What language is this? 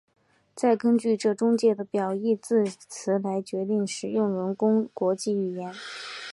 Chinese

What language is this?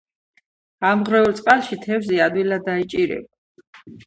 Georgian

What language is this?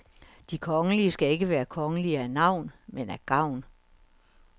Danish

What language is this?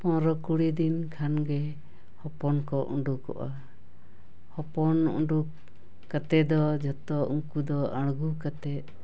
Santali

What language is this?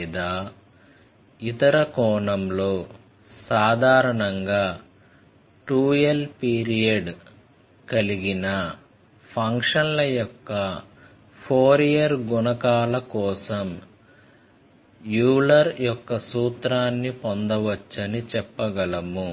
Telugu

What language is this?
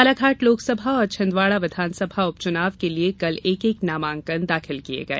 Hindi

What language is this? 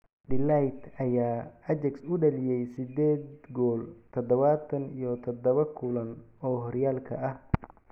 Somali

